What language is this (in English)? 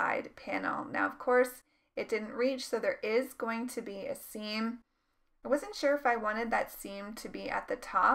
English